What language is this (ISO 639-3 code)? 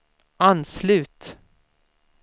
swe